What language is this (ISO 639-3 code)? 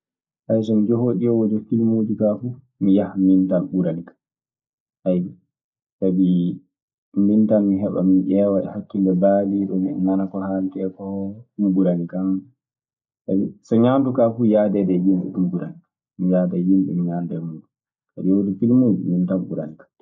ffm